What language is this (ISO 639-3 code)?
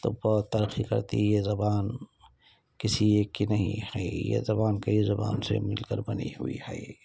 urd